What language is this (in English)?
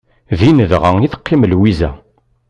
Kabyle